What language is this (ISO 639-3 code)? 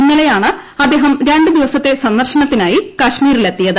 mal